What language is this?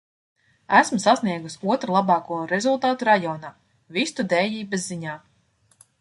Latvian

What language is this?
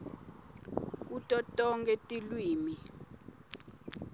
Swati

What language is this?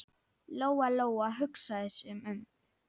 Icelandic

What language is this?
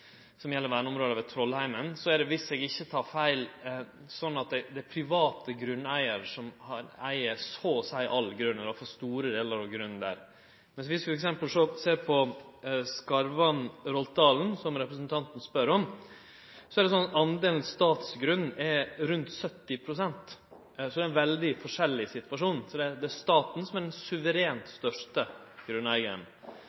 Norwegian Nynorsk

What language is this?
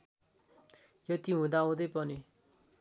Nepali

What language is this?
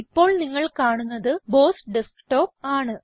Malayalam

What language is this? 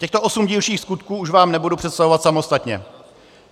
Czech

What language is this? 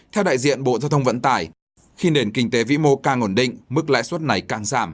Vietnamese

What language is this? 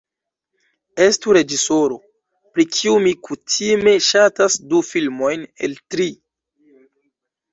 Esperanto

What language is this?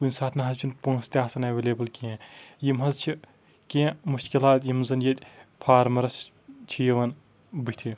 Kashmiri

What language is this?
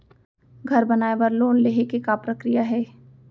Chhattisgarhi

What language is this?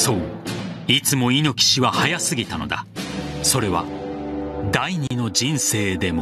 Japanese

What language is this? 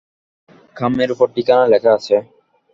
Bangla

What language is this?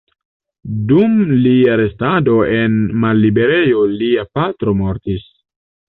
Esperanto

